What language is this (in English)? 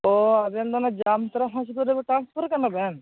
Santali